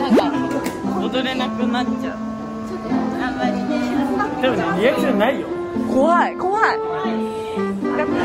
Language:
Japanese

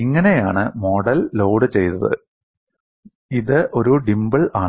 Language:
Malayalam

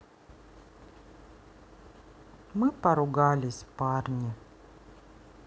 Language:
Russian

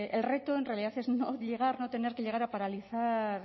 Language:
Spanish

